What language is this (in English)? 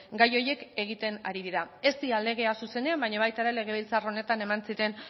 Basque